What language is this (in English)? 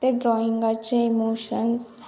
Konkani